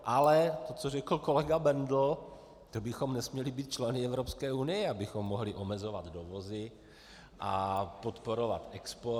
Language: Czech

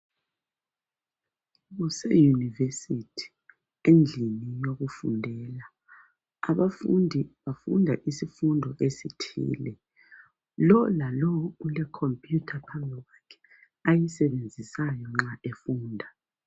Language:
North Ndebele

